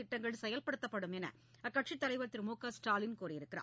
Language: Tamil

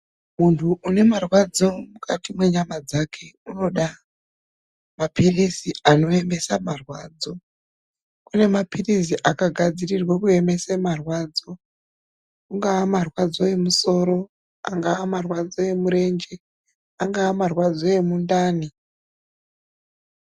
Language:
Ndau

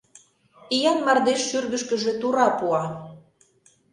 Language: Mari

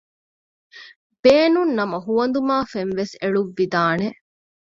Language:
Divehi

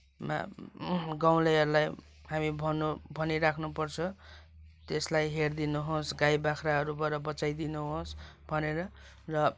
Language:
Nepali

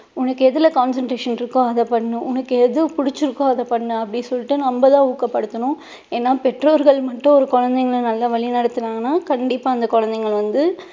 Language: Tamil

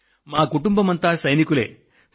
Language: Telugu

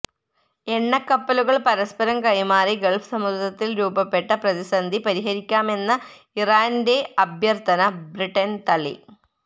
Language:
Malayalam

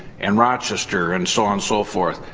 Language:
English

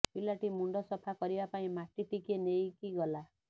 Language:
Odia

